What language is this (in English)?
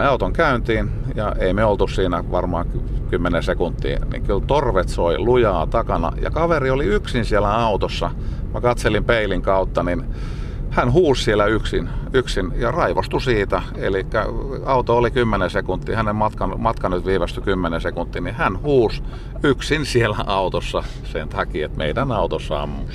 Finnish